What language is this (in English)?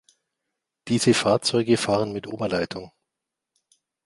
German